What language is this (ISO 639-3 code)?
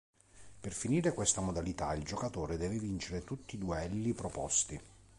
ita